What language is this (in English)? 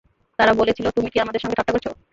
Bangla